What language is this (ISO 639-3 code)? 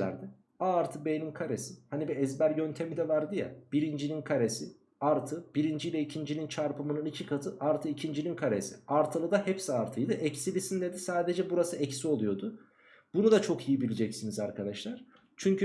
tur